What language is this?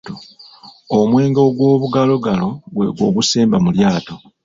Ganda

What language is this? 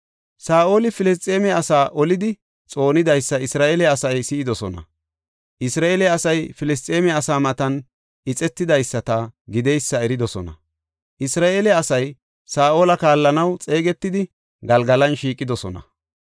Gofa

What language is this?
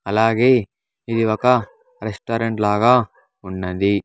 Telugu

